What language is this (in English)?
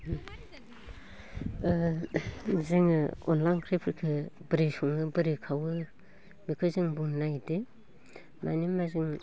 Bodo